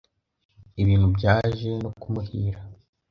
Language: Kinyarwanda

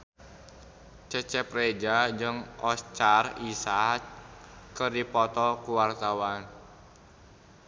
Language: Sundanese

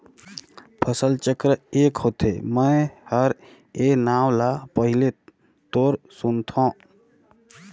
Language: Chhattisgarhi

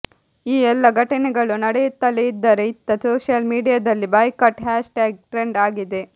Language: Kannada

